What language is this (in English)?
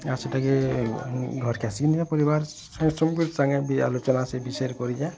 Odia